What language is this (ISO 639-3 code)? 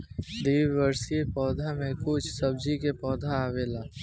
bho